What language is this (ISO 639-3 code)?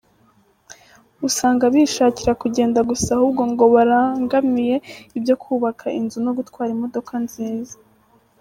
kin